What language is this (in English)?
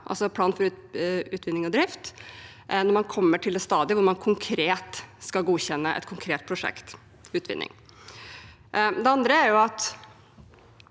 Norwegian